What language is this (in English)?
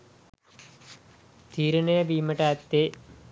Sinhala